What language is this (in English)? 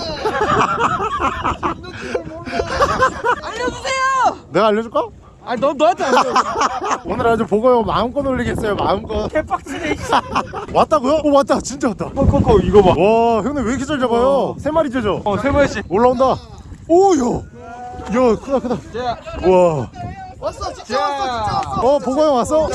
Korean